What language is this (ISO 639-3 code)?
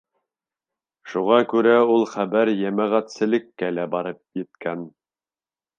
bak